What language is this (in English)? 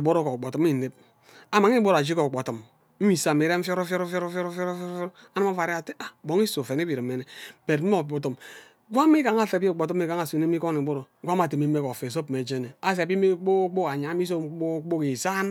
Ubaghara